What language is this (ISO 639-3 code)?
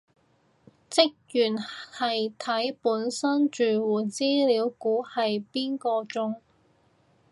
yue